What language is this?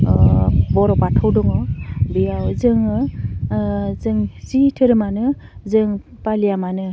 Bodo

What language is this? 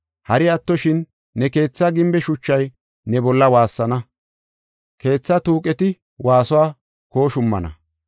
Gofa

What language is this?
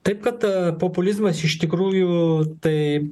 Lithuanian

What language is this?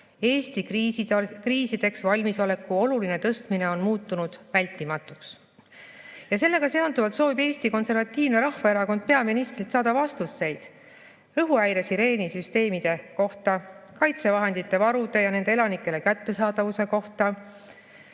Estonian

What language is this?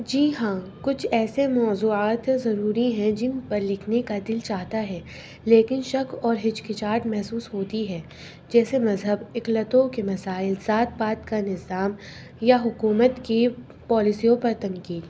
Urdu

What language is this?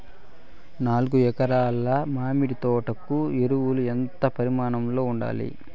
Telugu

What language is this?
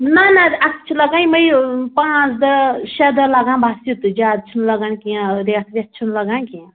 Kashmiri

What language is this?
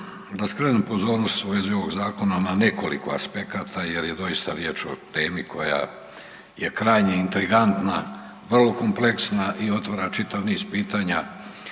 Croatian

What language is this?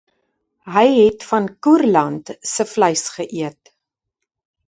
Afrikaans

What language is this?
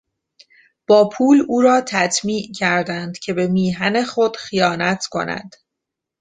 Persian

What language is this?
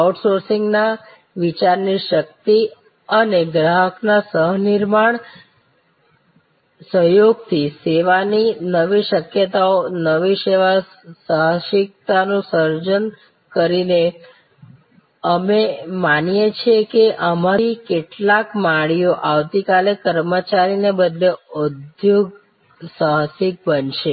Gujarati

